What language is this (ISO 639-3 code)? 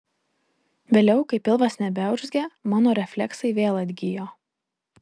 lit